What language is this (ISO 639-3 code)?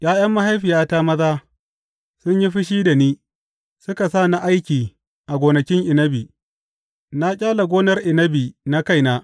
hau